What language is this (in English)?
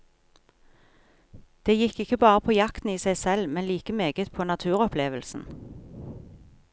Norwegian